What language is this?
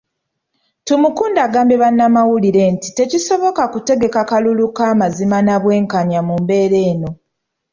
Ganda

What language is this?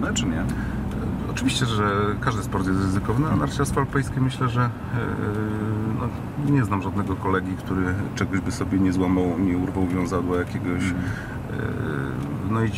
Polish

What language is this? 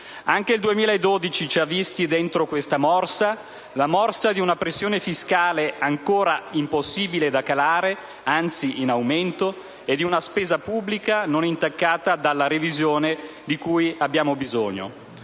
Italian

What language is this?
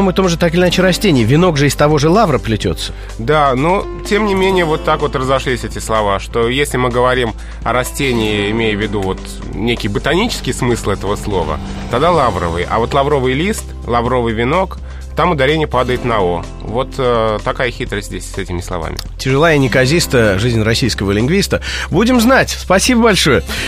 Russian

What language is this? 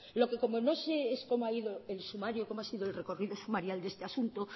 Spanish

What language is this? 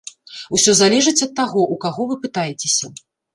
Belarusian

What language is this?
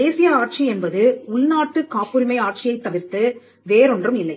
Tamil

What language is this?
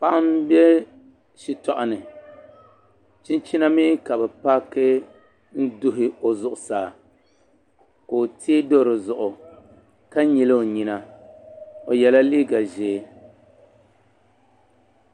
Dagbani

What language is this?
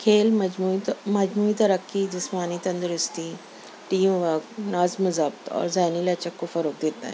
Urdu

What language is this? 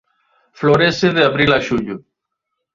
Galician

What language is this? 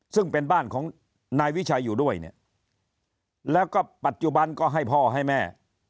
Thai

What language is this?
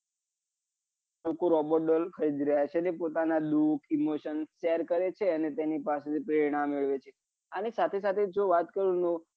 Gujarati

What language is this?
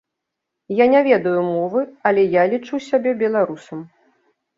Belarusian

